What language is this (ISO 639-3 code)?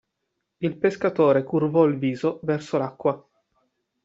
ita